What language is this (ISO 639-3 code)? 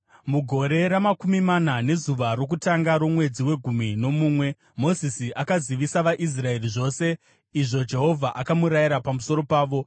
sna